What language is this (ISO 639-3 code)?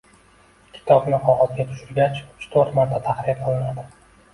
uzb